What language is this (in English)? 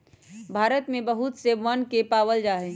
Magahi